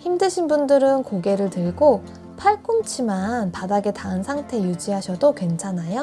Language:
Korean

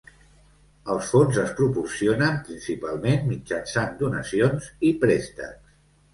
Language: Catalan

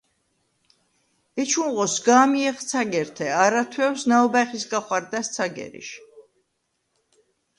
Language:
Svan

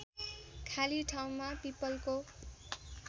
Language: Nepali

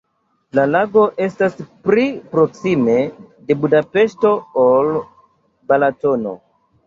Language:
Esperanto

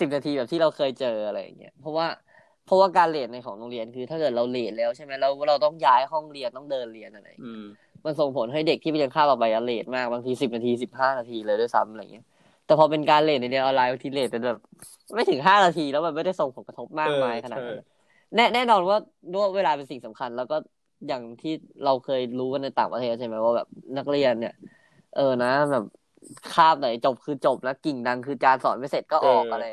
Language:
Thai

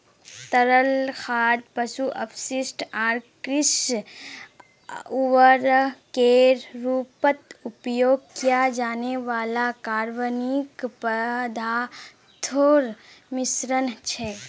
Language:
Magahi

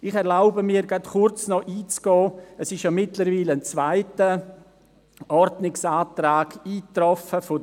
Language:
Swiss German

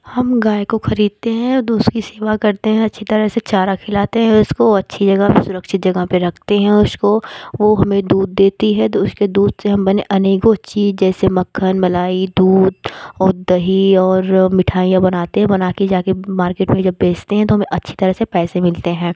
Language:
Hindi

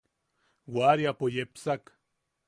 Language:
Yaqui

